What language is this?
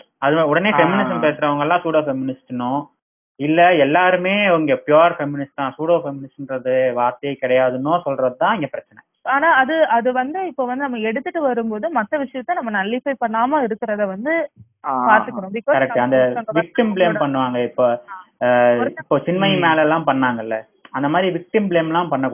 Tamil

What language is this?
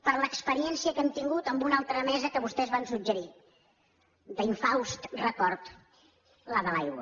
Catalan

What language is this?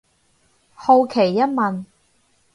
Cantonese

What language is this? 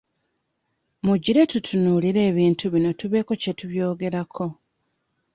Ganda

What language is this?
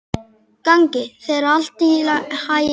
Icelandic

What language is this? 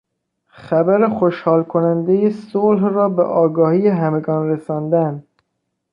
Persian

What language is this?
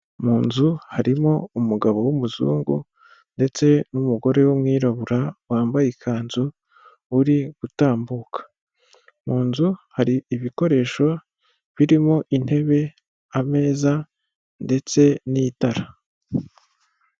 Kinyarwanda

